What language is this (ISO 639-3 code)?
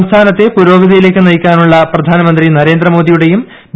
mal